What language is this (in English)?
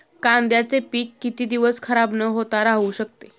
Marathi